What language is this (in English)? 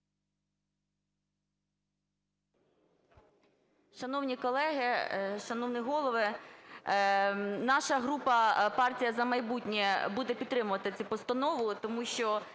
Ukrainian